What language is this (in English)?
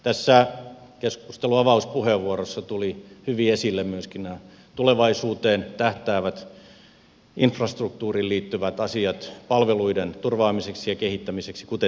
Finnish